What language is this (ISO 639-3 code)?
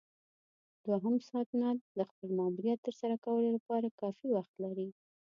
pus